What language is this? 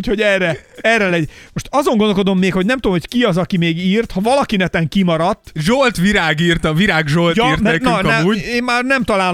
Hungarian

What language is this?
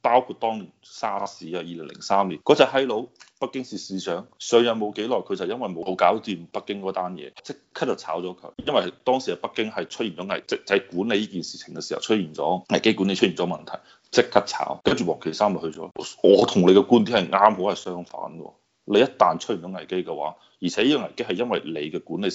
Chinese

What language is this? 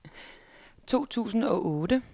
Danish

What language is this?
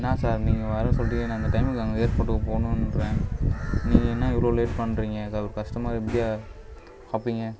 Tamil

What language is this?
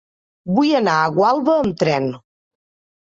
Catalan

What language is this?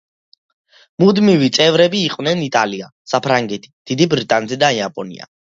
Georgian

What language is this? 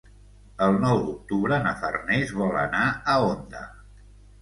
Catalan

